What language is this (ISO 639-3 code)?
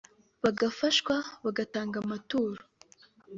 kin